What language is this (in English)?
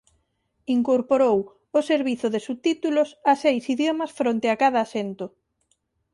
Galician